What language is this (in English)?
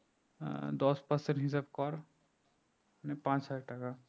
Bangla